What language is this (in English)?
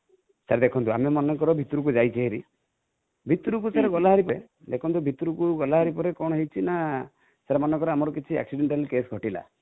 Odia